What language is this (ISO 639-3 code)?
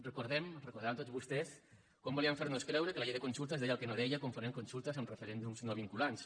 cat